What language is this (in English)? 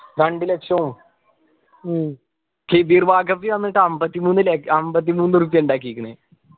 Malayalam